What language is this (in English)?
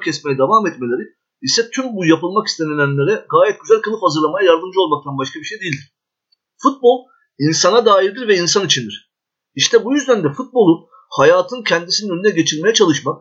Turkish